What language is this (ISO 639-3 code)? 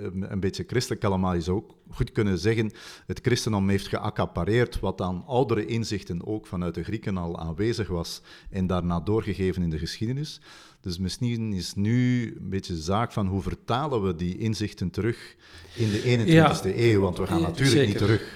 nld